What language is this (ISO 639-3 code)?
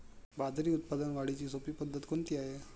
mar